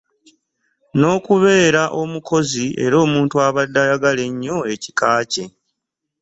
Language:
Ganda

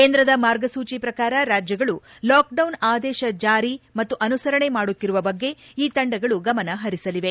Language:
Kannada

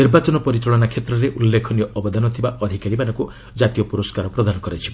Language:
Odia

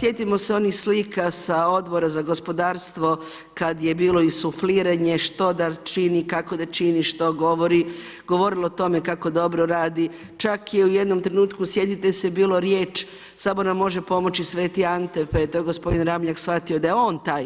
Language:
Croatian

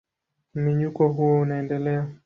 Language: Swahili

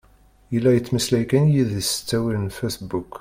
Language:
Kabyle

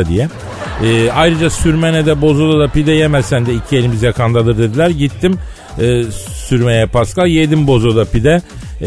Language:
Turkish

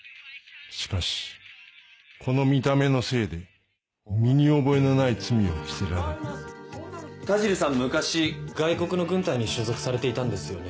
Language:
Japanese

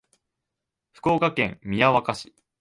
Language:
Japanese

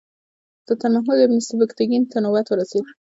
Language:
Pashto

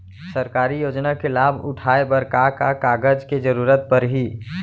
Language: Chhattisgarhi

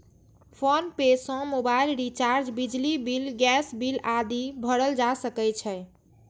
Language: Maithili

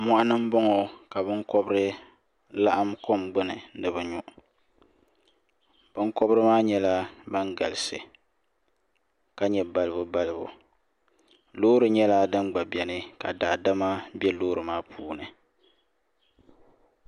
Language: Dagbani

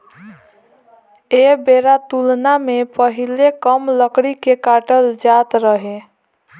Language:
Bhojpuri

